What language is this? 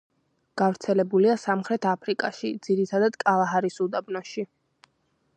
Georgian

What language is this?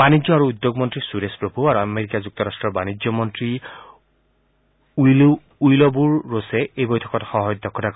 Assamese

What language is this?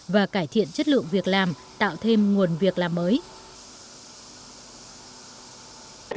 Vietnamese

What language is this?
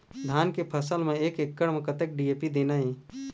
Chhattisgarhi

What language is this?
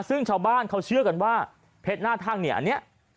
Thai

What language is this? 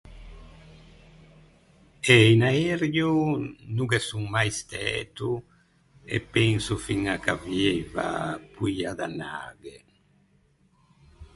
Ligurian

